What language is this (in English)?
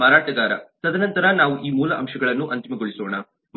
Kannada